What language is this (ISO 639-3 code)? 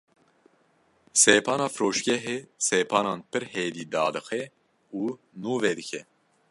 kur